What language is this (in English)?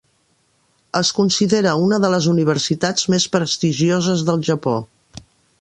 Catalan